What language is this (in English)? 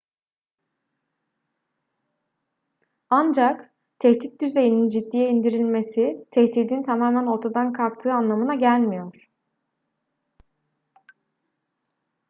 Turkish